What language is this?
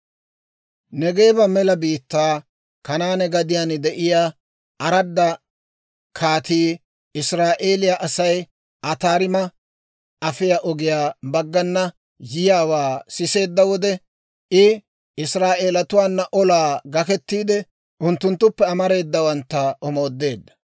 Dawro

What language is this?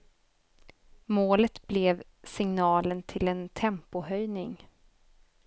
Swedish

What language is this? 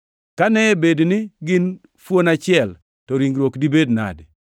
Luo (Kenya and Tanzania)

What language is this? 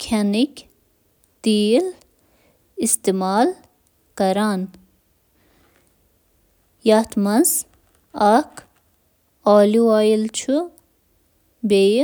Kashmiri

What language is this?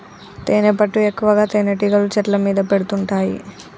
Telugu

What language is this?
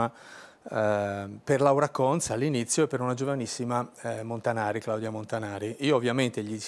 Italian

